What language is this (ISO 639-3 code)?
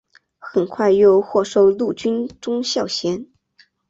zho